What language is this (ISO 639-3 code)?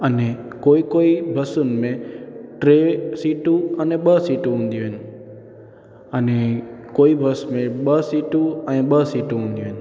snd